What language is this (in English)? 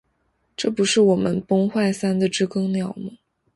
Chinese